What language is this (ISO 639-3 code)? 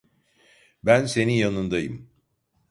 tur